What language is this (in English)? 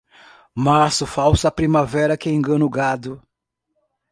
Portuguese